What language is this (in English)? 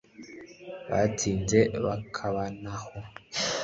Kinyarwanda